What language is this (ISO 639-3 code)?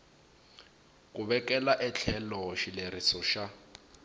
tso